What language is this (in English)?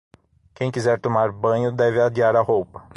Portuguese